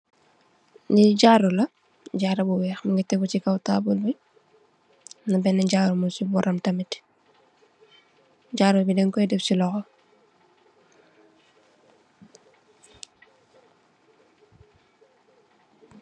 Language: Wolof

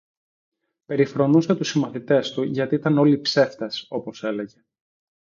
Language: Greek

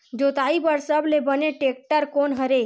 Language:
Chhattisgarhi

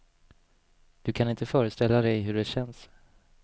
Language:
Swedish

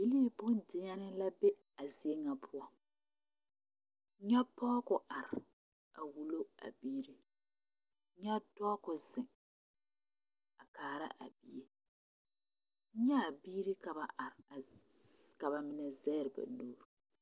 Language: Southern Dagaare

